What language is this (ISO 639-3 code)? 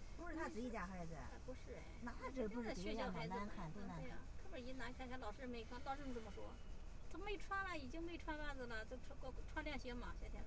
zho